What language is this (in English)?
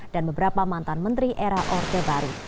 Indonesian